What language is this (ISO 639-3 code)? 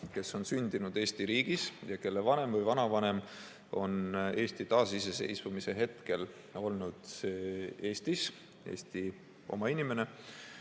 est